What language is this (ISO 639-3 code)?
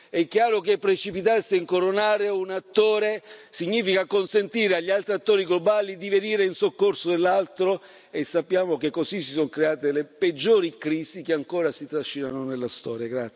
ita